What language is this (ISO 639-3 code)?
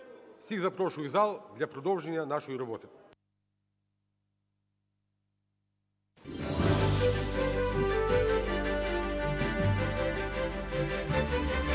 ukr